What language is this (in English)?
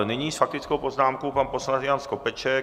Czech